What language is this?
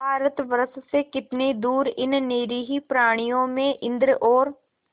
Hindi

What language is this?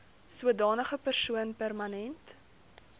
Afrikaans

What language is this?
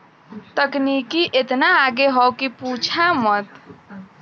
Bhojpuri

